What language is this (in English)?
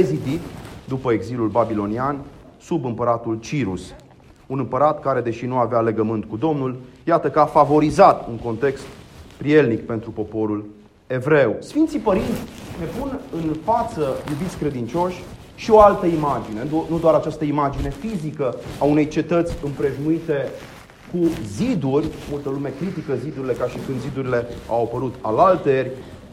Romanian